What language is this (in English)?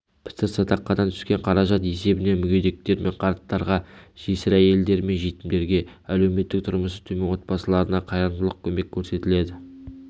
Kazakh